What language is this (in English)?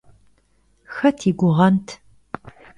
Kabardian